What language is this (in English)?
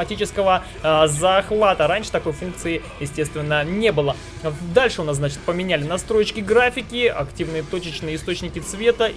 Russian